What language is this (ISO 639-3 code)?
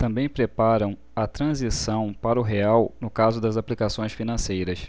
por